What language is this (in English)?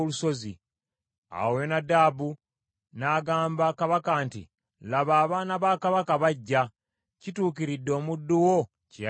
Ganda